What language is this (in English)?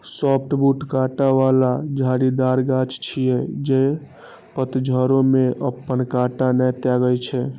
Maithili